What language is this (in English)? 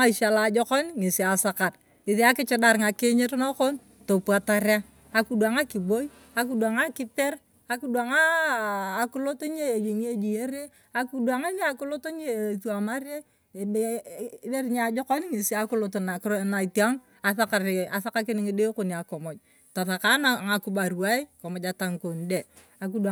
Turkana